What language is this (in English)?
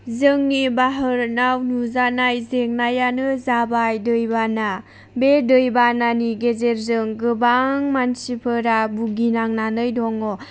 Bodo